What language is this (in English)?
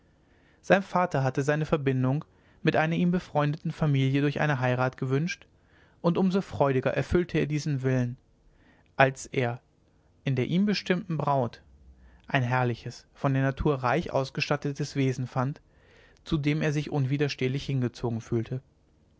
German